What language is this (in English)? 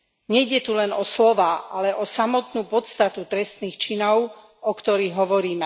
Slovak